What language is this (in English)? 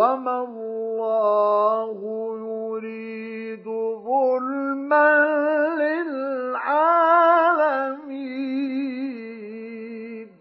Arabic